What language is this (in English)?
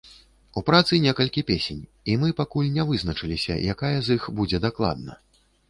Belarusian